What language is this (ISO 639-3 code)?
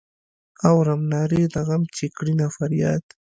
pus